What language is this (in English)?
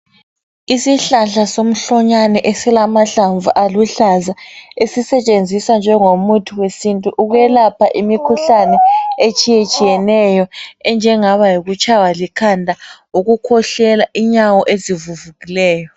North Ndebele